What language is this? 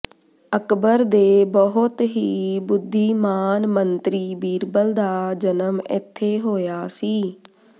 Punjabi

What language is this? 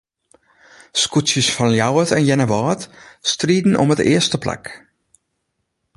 Western Frisian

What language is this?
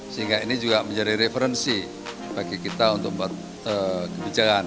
Indonesian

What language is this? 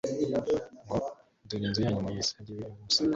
Kinyarwanda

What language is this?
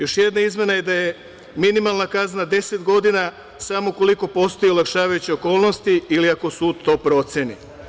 Serbian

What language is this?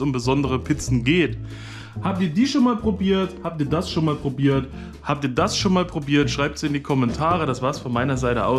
German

